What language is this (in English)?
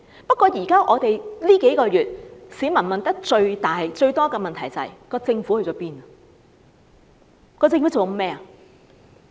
Cantonese